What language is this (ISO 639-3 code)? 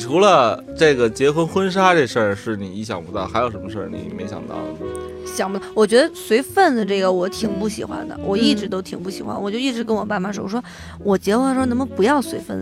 zho